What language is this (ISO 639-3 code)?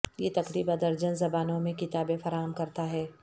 urd